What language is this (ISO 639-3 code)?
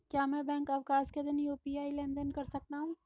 hin